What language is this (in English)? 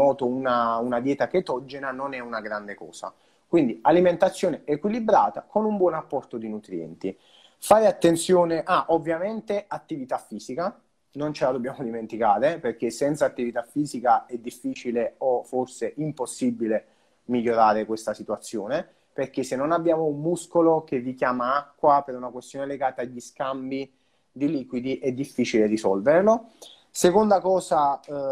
Italian